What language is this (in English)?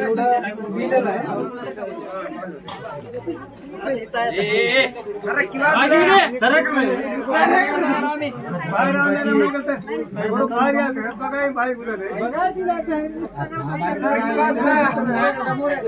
Arabic